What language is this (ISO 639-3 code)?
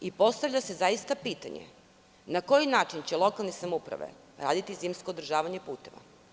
srp